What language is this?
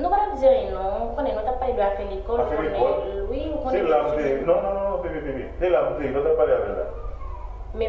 French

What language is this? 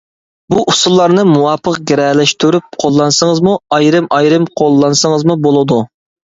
Uyghur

